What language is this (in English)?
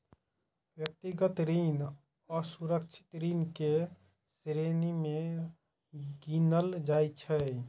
Maithili